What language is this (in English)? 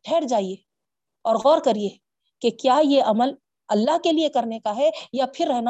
Urdu